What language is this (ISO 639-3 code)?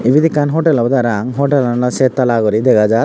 ccp